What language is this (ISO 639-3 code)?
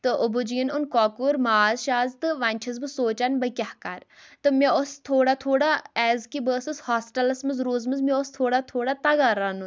kas